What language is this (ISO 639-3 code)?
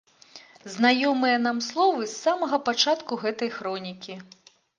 bel